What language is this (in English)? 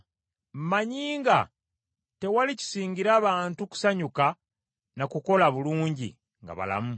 Ganda